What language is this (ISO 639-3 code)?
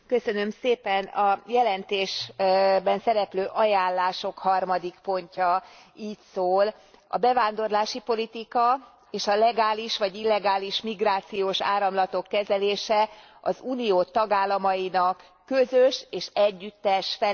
hun